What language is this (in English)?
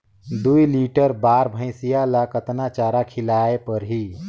Chhattisgarhi